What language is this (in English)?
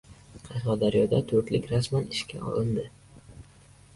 Uzbek